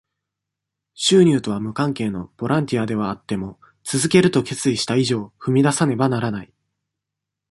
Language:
Japanese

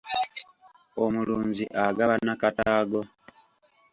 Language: Ganda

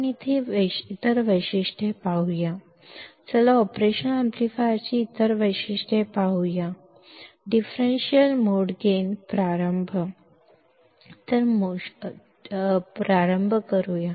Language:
Kannada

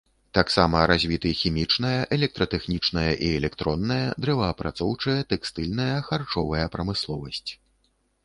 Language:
Belarusian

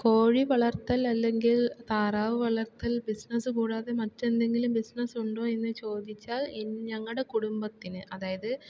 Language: Malayalam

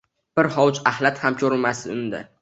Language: Uzbek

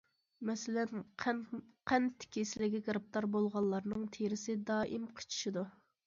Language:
Uyghur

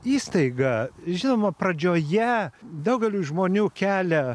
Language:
Lithuanian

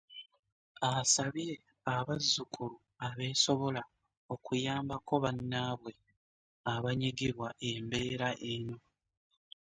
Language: Ganda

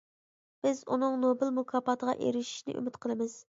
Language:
Uyghur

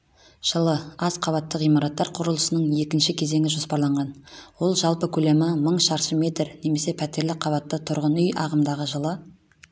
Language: Kazakh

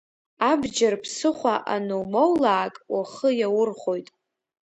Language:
Abkhazian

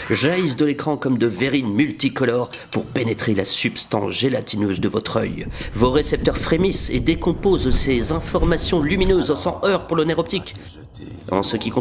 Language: French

